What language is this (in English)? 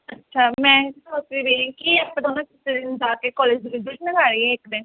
Punjabi